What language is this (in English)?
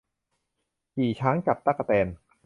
Thai